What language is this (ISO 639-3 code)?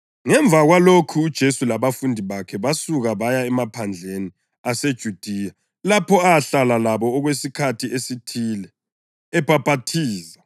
nde